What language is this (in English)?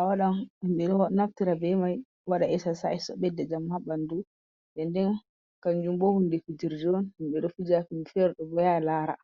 Fula